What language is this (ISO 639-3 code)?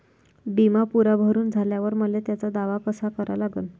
mar